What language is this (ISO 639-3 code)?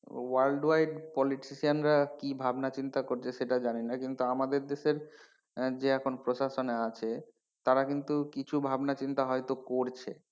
ben